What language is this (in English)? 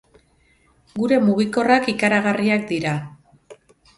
Basque